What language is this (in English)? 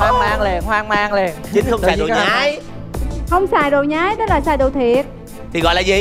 Vietnamese